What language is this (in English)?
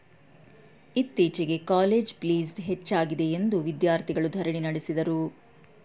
Kannada